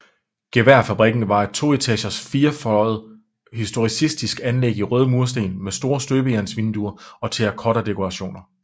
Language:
Danish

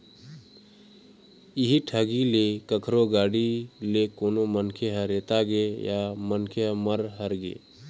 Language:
Chhattisgarhi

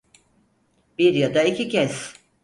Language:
Turkish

